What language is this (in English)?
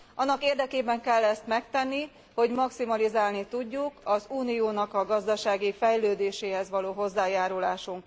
Hungarian